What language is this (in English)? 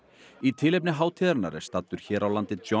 Icelandic